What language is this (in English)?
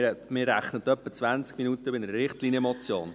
Swiss German